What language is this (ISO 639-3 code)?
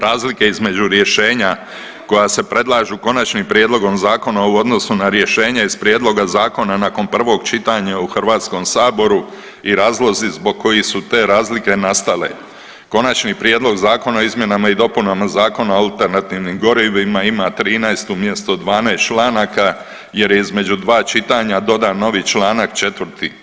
hrv